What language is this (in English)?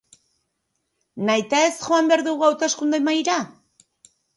Basque